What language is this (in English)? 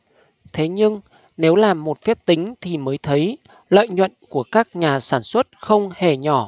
Vietnamese